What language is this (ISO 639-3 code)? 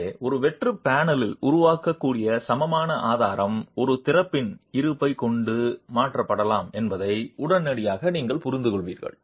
tam